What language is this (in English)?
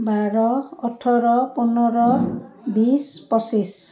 Assamese